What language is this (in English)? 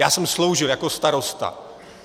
Czech